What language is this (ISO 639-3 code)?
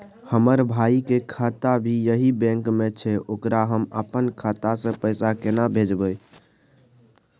mai